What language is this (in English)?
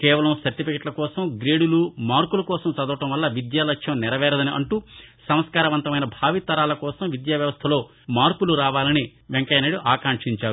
Telugu